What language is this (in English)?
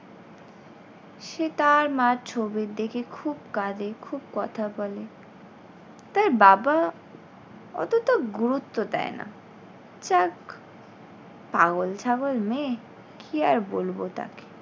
Bangla